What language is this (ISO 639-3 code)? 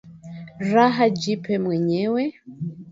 swa